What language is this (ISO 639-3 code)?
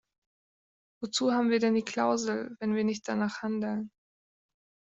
deu